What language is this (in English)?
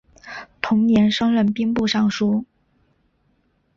Chinese